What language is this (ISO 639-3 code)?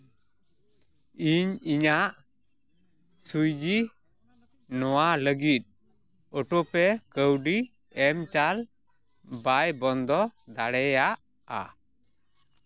sat